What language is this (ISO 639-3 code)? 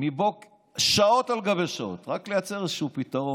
heb